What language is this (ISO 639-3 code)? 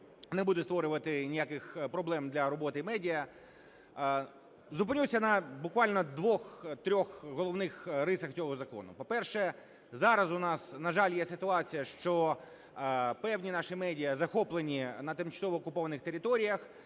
ukr